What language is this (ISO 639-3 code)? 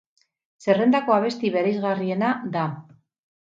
eus